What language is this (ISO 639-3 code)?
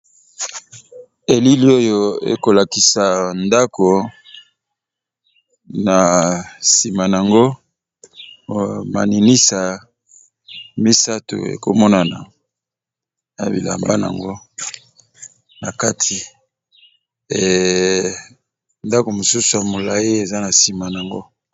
lin